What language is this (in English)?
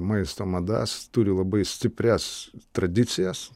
Lithuanian